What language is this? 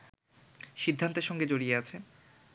Bangla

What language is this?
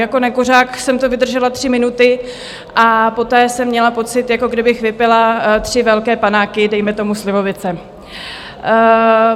Czech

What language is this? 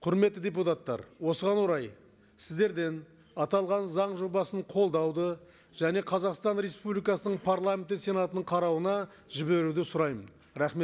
Kazakh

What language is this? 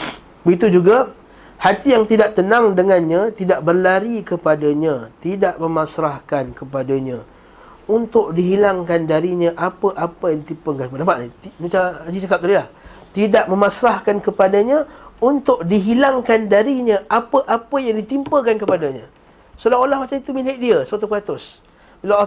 Malay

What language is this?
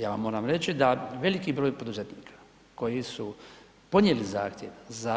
Croatian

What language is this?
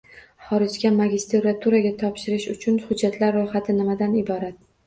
Uzbek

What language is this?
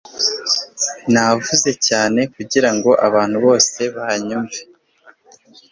Kinyarwanda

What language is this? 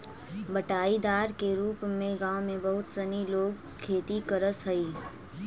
Magahi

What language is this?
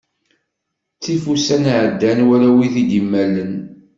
Kabyle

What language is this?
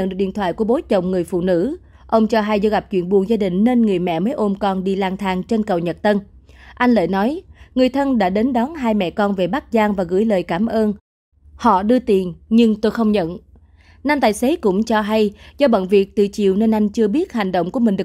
Vietnamese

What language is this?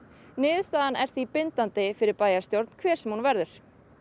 Icelandic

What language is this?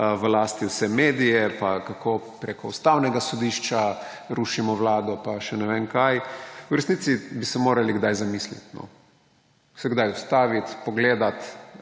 Slovenian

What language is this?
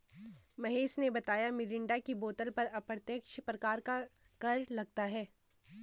Hindi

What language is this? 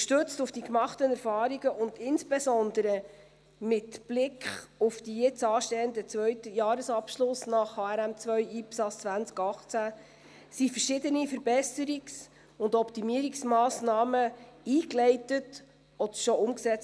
Swiss German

